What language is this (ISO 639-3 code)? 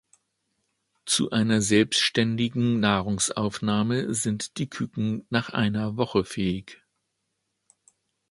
deu